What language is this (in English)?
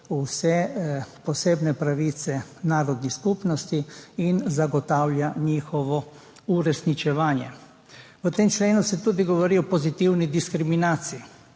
Slovenian